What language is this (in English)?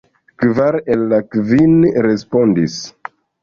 Esperanto